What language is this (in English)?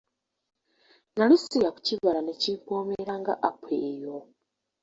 Ganda